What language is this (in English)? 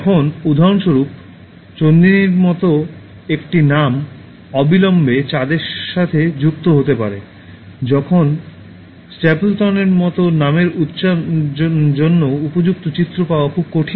Bangla